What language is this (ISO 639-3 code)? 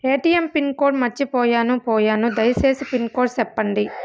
tel